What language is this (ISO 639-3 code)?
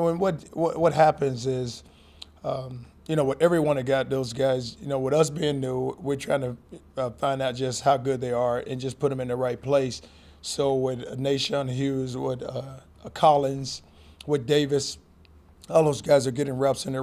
eng